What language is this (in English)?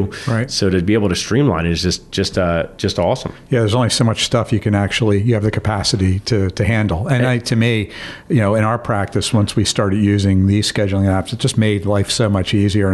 English